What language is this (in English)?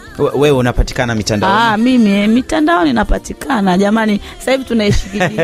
Swahili